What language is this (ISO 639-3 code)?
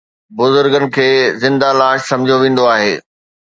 snd